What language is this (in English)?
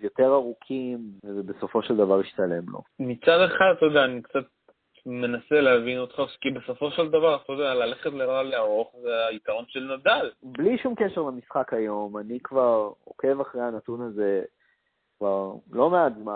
Hebrew